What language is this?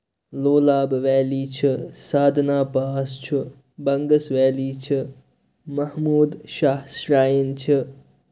Kashmiri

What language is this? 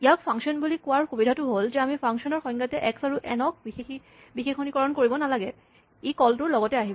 Assamese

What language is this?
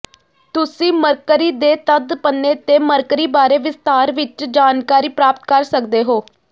Punjabi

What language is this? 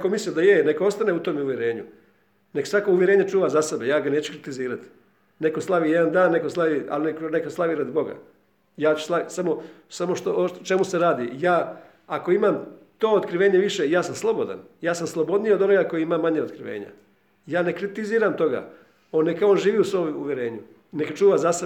Croatian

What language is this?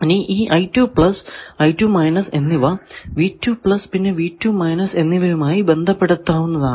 Malayalam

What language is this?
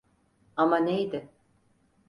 Turkish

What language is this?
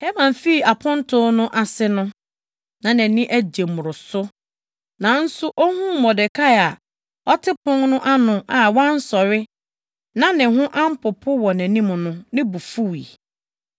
Akan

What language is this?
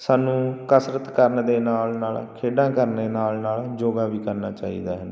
Punjabi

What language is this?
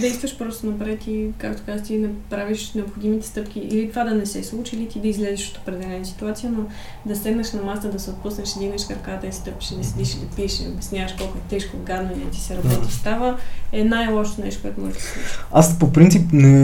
Bulgarian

